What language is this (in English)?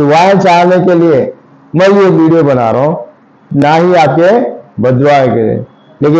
Hindi